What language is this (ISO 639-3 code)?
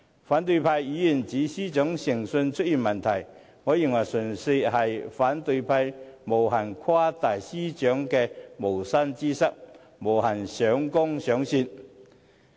yue